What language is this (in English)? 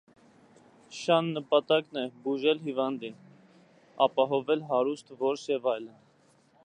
Armenian